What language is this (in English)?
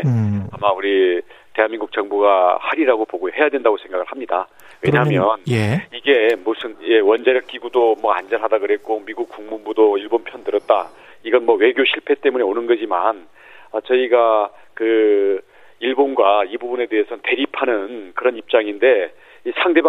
Korean